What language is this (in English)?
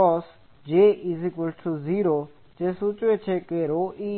Gujarati